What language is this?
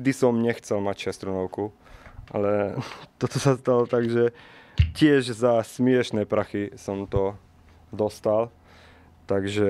Slovak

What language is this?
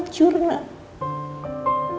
Indonesian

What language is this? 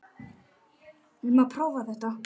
Icelandic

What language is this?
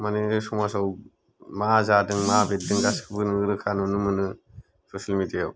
Bodo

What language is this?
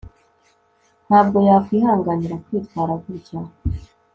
Kinyarwanda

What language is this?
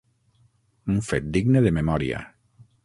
Catalan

